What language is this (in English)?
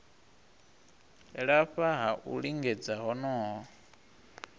Venda